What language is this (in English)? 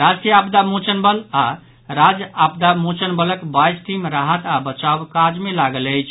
Maithili